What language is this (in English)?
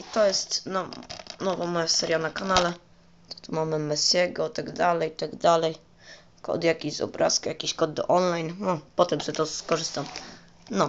Polish